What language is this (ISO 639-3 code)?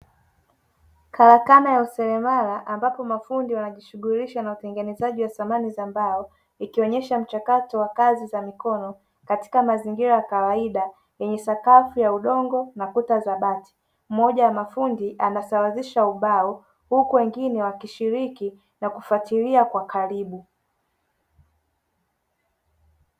swa